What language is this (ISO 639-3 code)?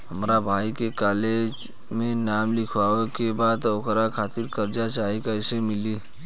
bho